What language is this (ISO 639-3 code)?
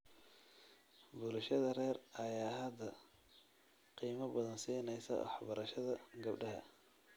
som